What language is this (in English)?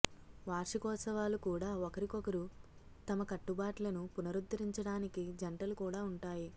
Telugu